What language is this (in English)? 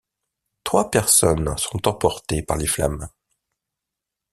French